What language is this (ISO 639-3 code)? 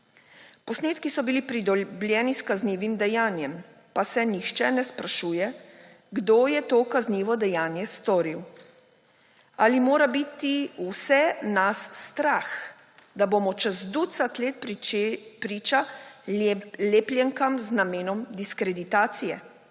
slv